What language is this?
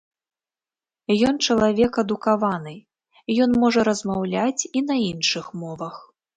Belarusian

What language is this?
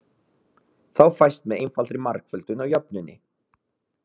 Icelandic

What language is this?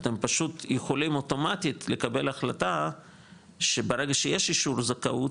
Hebrew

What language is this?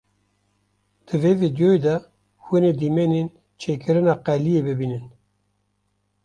Kurdish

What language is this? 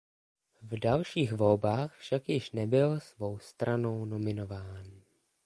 Czech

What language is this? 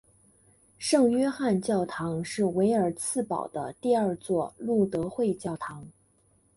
Chinese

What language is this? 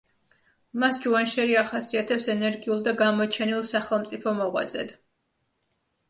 Georgian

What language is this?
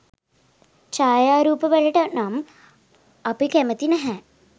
Sinhala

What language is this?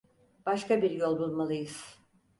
Turkish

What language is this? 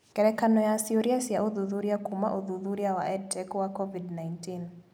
Kikuyu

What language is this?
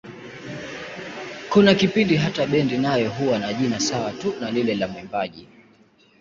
Swahili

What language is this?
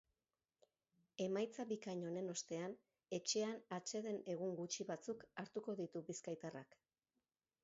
Basque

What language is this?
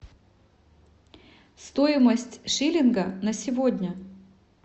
Russian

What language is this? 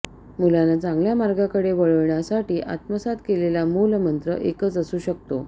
Marathi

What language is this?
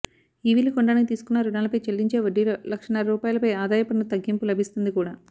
Telugu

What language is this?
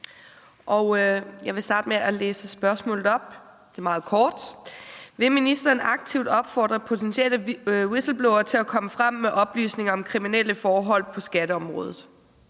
Danish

